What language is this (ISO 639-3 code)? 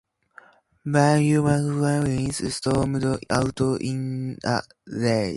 eng